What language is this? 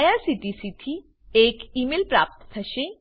Gujarati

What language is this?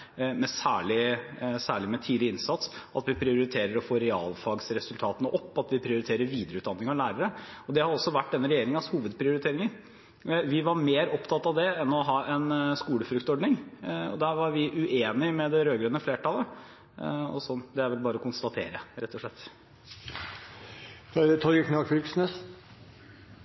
Norwegian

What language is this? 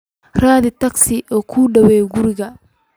Somali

